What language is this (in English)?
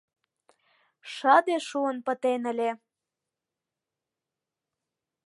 Mari